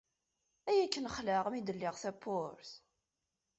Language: Kabyle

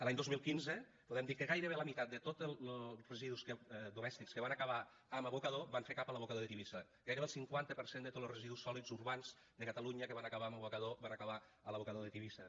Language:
Catalan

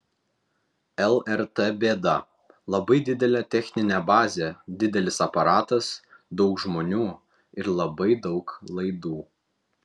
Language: Lithuanian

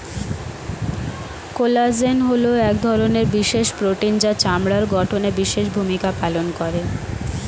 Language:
Bangla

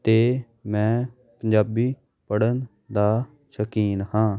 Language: Punjabi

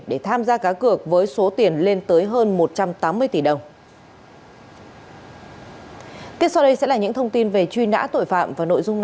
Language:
Vietnamese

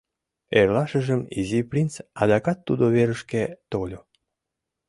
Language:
Mari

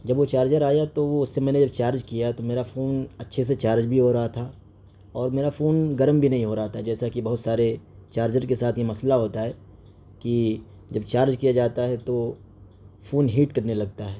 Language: Urdu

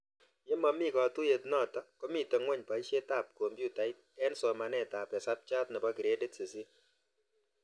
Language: Kalenjin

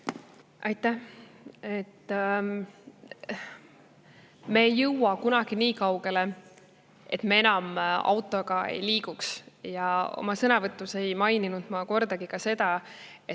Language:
Estonian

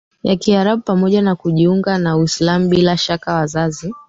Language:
Swahili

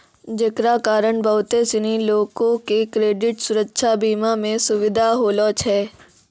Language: Maithili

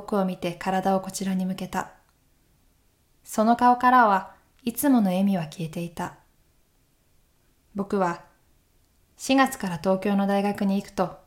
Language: Japanese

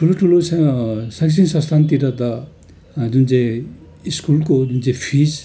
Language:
Nepali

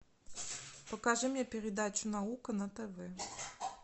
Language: Russian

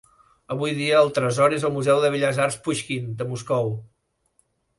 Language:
Catalan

